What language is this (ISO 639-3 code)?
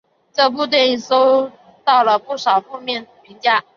zho